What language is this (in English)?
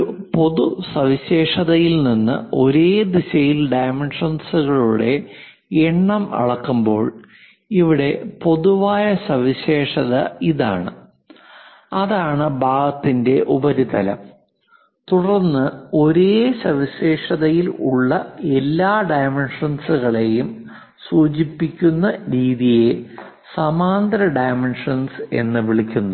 Malayalam